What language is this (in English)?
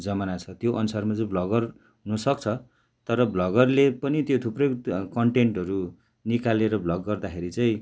Nepali